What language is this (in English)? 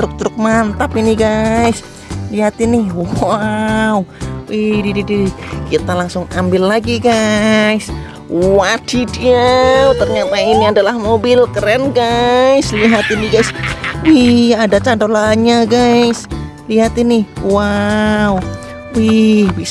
Indonesian